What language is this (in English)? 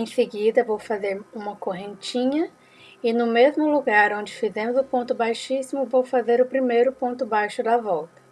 Portuguese